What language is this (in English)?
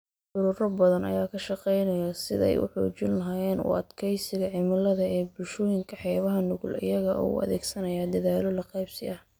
Somali